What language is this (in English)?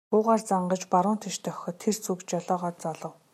Mongolian